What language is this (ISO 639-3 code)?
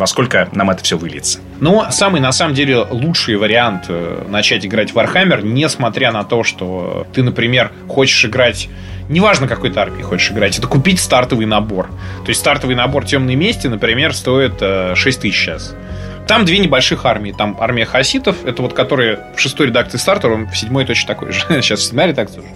rus